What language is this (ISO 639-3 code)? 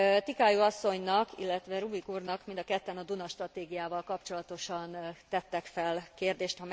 hun